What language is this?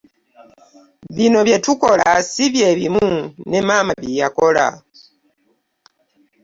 Ganda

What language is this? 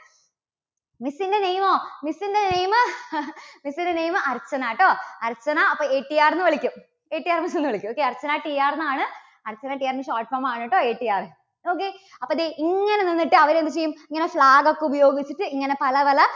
Malayalam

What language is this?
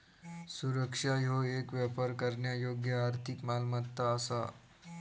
Marathi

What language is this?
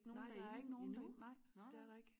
Danish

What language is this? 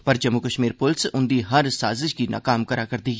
Dogri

